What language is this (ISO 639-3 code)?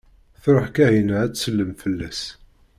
kab